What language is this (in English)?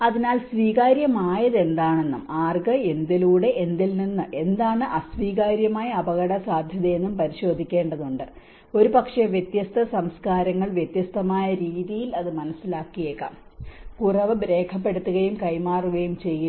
Malayalam